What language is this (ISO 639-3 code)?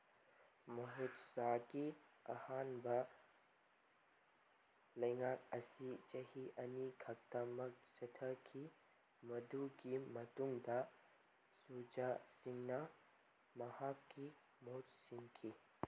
mni